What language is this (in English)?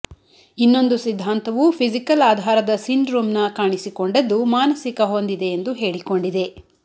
Kannada